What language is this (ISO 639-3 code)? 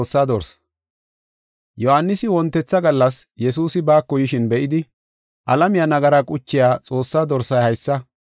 gof